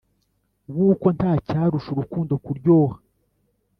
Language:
Kinyarwanda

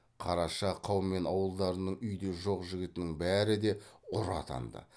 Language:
Kazakh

